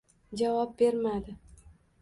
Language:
Uzbek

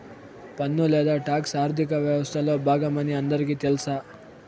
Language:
Telugu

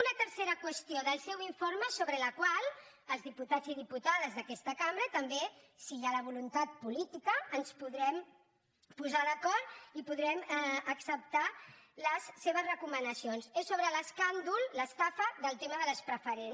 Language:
Catalan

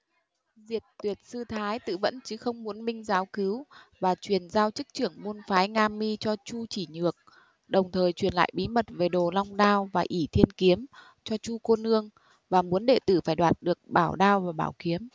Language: Vietnamese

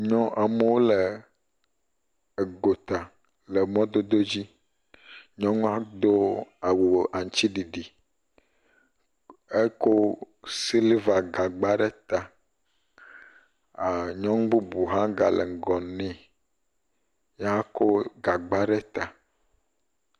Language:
Ewe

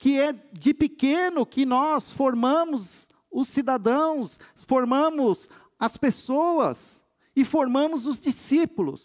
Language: Portuguese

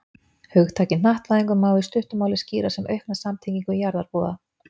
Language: Icelandic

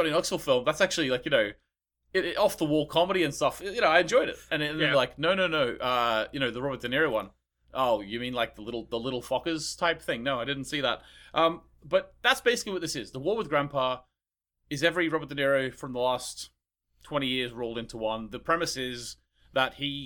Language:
English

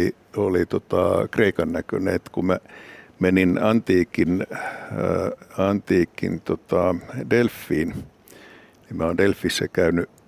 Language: Finnish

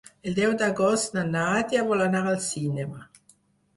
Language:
Catalan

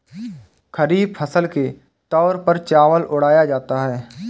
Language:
Hindi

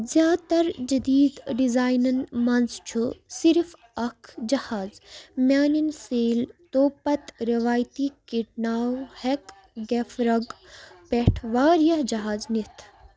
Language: Kashmiri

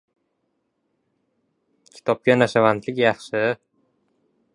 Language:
Uzbek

